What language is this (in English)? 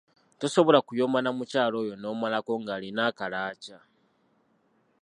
Ganda